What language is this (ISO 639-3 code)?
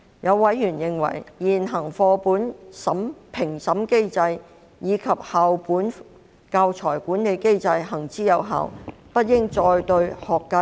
yue